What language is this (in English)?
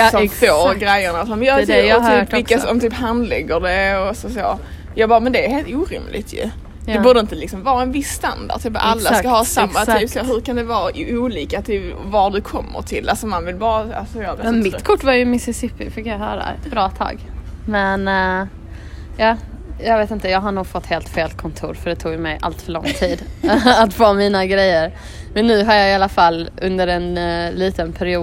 Swedish